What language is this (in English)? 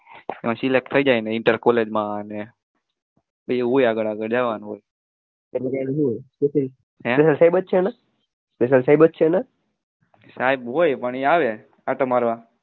Gujarati